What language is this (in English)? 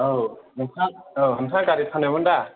Bodo